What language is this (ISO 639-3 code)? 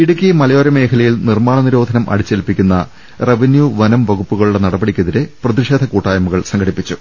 mal